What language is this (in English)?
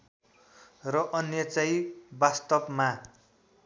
Nepali